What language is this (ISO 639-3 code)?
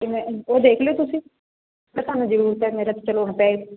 pan